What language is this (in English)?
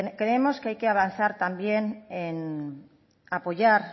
Spanish